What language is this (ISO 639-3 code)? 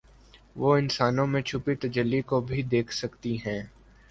urd